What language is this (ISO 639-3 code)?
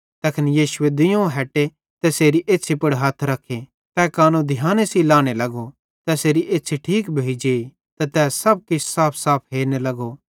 bhd